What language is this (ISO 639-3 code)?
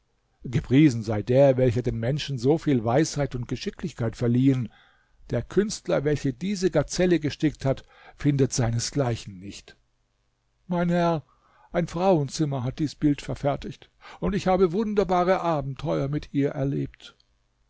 deu